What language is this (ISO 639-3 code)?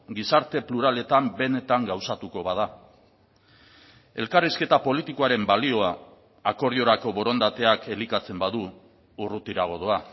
eus